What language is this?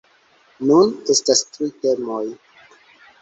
Esperanto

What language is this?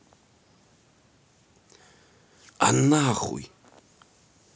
Russian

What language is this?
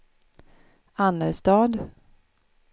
Swedish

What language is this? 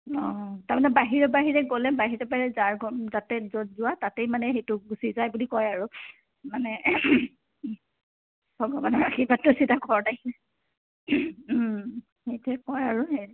Assamese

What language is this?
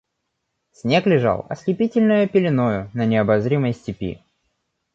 Russian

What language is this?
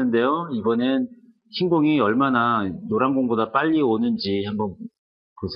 Korean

